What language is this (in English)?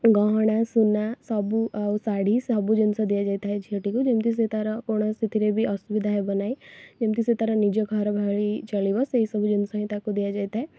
Odia